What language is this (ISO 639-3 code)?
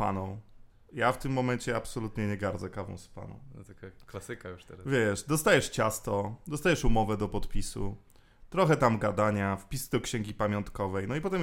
pol